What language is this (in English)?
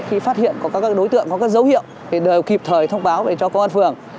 Vietnamese